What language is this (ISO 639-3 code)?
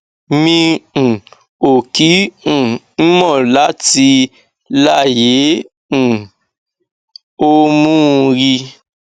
yor